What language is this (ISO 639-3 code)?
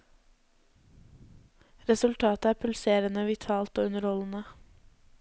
nor